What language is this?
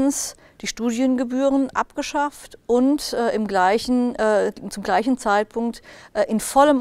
German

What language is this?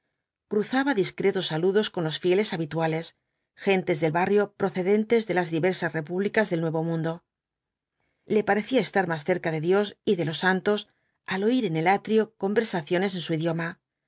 Spanish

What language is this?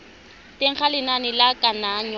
Tswana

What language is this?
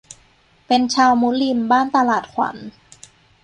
Thai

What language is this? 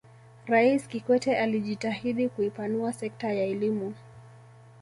Swahili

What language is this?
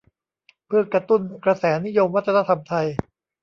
Thai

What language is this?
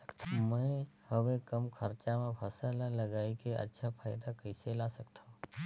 Chhattisgarhi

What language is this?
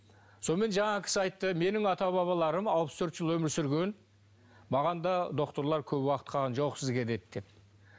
Kazakh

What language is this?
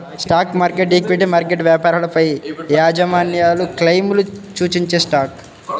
Telugu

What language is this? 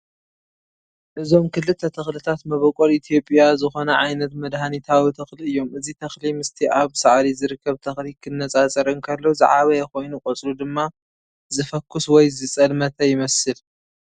Tigrinya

